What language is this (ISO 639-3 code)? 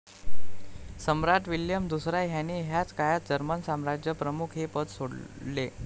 mar